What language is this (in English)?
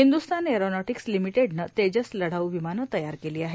Marathi